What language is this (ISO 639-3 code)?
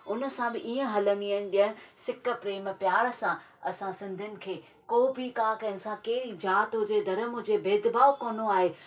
snd